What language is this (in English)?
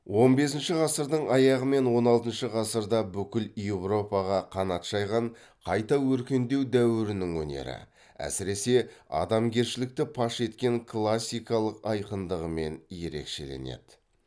Kazakh